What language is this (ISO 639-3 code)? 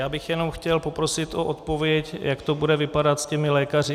ces